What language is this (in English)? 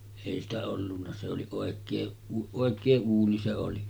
Finnish